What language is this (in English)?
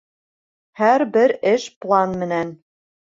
Bashkir